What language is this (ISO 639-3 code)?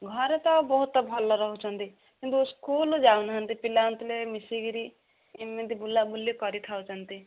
ori